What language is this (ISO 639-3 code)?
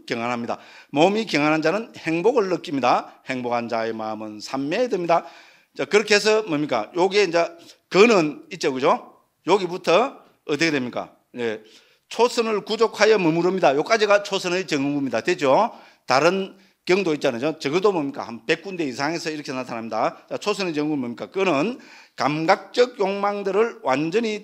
kor